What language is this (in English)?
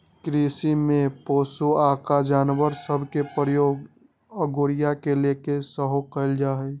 Magahi